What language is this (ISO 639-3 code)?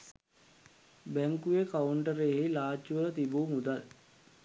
sin